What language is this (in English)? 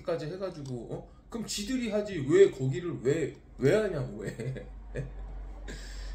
Korean